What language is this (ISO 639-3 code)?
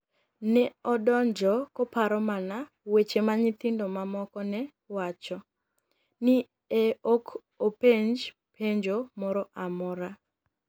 luo